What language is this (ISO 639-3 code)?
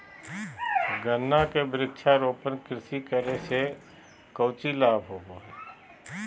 mag